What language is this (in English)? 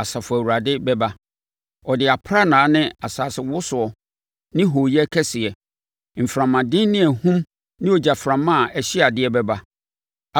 Akan